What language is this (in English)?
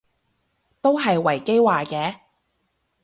Cantonese